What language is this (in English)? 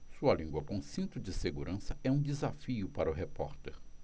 Portuguese